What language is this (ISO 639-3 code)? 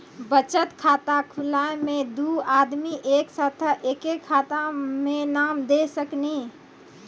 mai